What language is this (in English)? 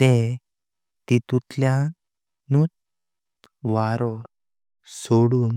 Konkani